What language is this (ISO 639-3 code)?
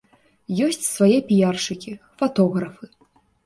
bel